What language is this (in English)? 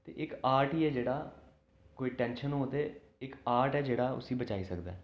Dogri